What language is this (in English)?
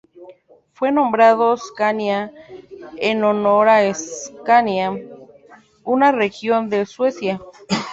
Spanish